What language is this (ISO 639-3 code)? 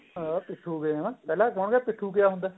pan